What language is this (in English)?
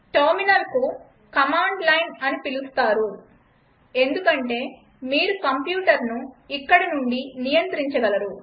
Telugu